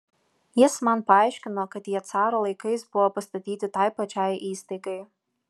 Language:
Lithuanian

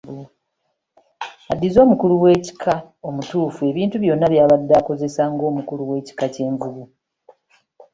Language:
Ganda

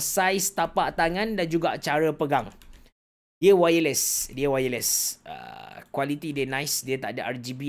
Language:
Malay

